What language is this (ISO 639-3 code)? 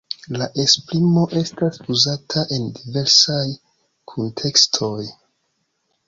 epo